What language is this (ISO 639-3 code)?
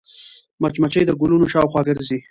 pus